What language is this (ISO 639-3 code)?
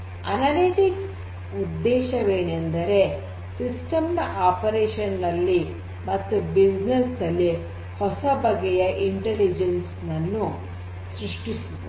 kan